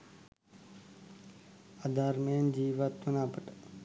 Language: Sinhala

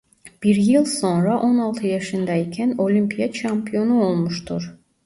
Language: Turkish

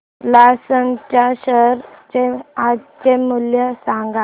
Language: Marathi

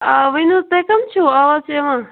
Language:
Kashmiri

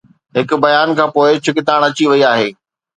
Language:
Sindhi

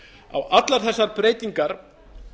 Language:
Icelandic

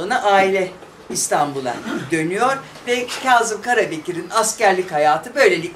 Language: Turkish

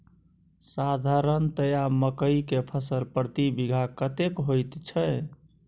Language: Maithili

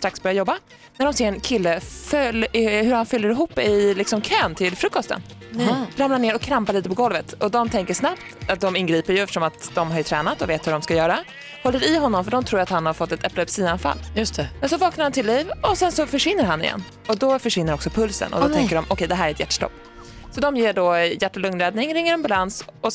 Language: Swedish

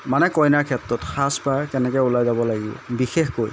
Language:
Assamese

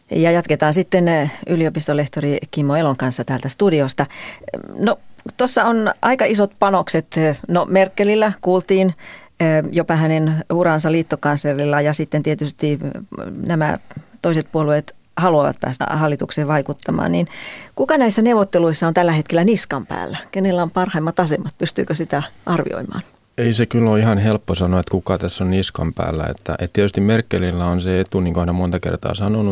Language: Finnish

